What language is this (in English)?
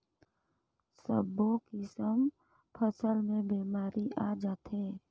Chhattisgarhi